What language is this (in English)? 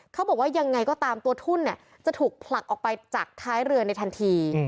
Thai